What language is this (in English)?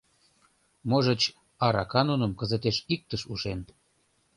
Mari